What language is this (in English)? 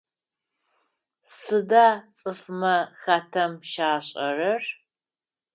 Adyghe